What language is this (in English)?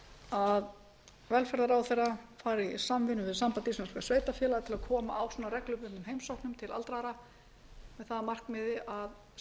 Icelandic